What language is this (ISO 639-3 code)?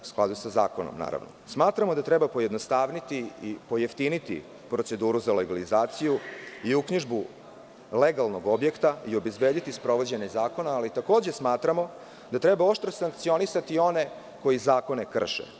srp